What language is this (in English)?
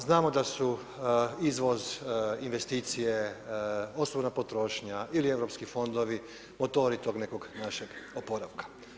Croatian